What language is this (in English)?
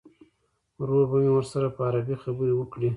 Pashto